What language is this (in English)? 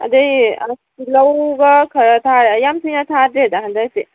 Manipuri